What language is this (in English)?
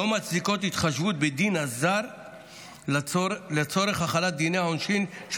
Hebrew